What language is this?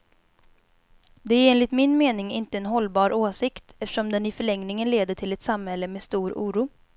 Swedish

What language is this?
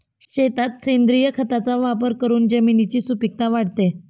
Marathi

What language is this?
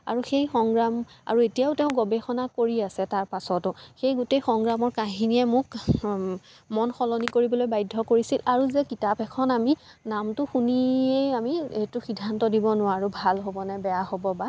Assamese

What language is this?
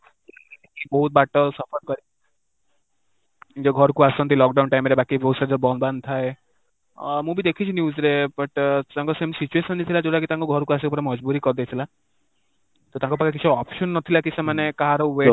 Odia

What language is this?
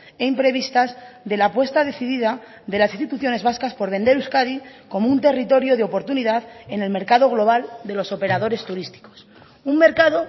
Spanish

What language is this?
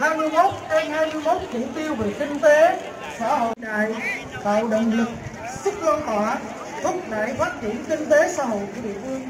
Vietnamese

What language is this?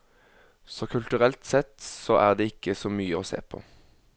Norwegian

